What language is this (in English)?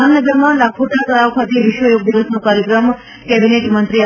Gujarati